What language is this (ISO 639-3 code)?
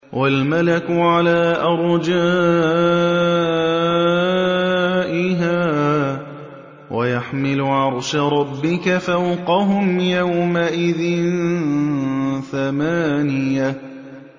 ara